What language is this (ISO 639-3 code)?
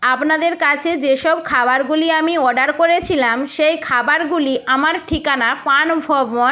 ben